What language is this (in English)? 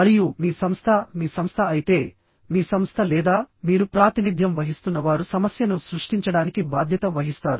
Telugu